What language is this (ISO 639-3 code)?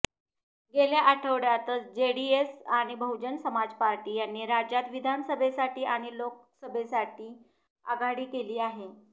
mar